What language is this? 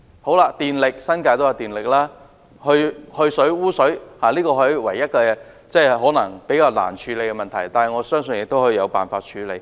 Cantonese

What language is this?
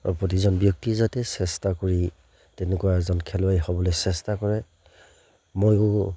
Assamese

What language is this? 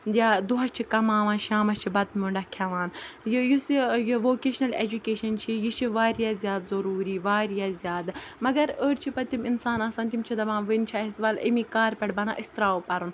Kashmiri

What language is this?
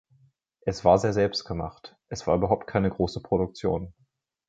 German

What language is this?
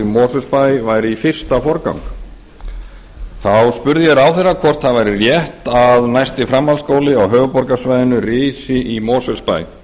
Icelandic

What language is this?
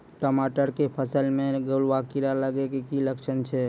Maithili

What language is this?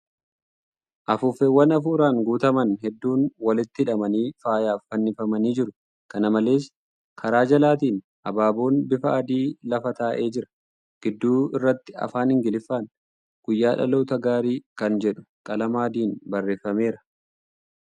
Oromo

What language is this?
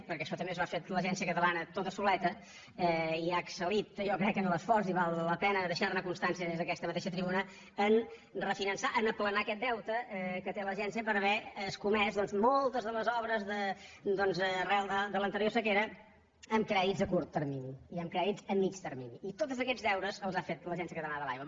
Catalan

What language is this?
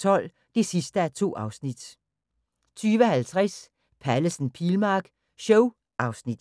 Danish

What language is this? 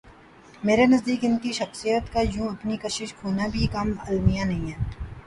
Urdu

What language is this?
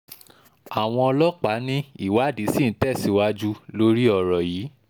Yoruba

